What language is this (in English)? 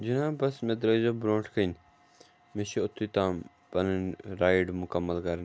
Kashmiri